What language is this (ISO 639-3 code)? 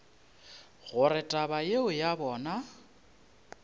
nso